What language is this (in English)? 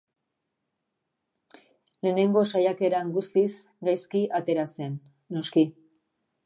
Basque